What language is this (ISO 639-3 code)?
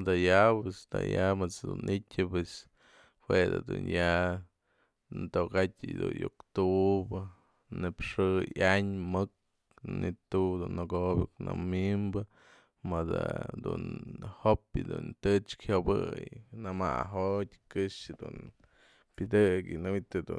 mzl